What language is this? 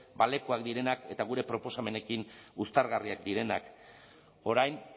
Basque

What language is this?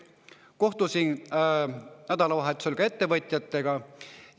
Estonian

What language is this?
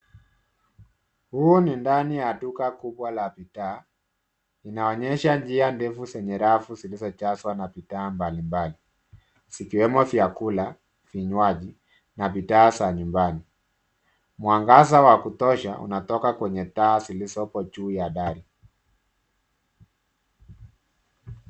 Swahili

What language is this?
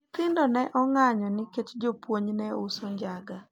Luo (Kenya and Tanzania)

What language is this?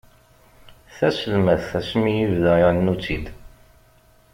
Kabyle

